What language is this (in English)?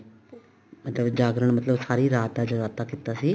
Punjabi